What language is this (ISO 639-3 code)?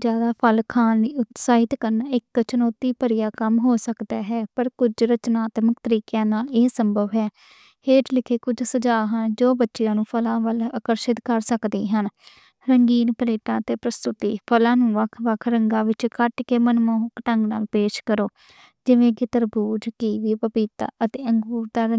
lah